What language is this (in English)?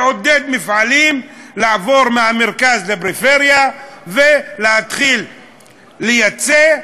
Hebrew